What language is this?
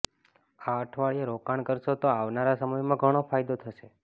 Gujarati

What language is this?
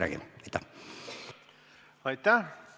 Estonian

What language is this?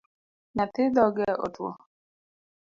Luo (Kenya and Tanzania)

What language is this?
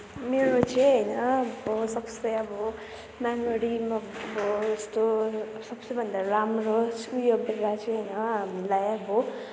Nepali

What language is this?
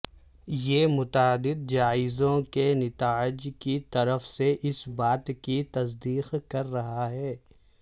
Urdu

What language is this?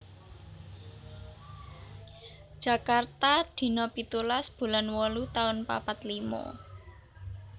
Javanese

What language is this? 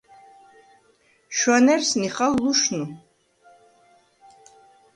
Svan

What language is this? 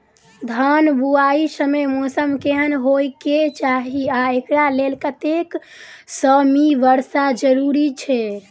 Maithili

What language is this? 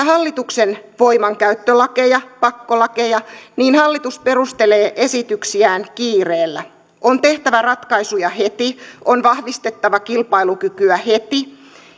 Finnish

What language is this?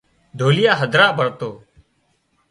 Wadiyara Koli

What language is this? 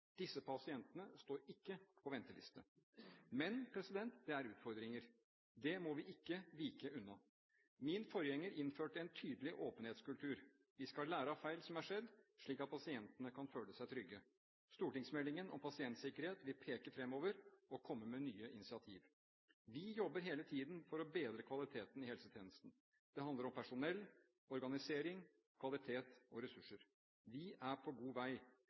Norwegian Bokmål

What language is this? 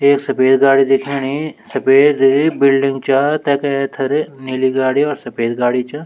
Garhwali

